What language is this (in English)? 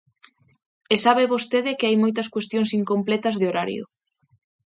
Galician